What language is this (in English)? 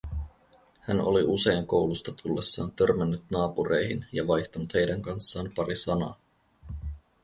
Finnish